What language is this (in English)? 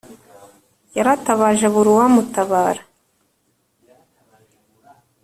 Kinyarwanda